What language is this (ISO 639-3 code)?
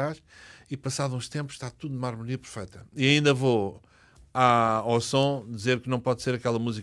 por